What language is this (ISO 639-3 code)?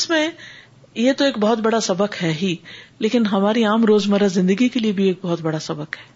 urd